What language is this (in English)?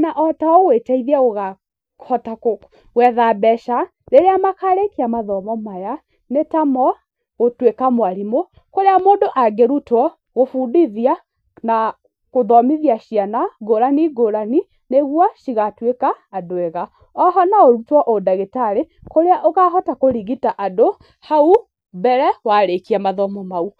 Kikuyu